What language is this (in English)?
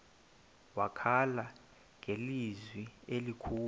Xhosa